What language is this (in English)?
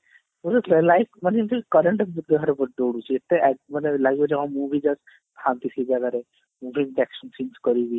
Odia